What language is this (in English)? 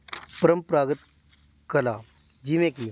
Punjabi